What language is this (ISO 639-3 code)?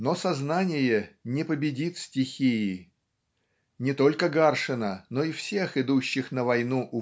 rus